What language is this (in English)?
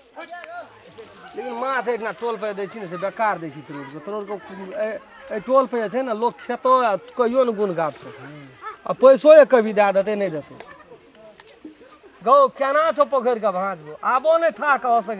Romanian